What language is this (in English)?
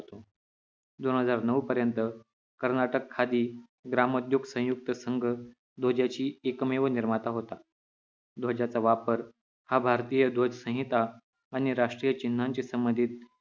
Marathi